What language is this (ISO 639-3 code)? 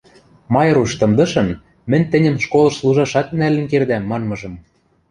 mrj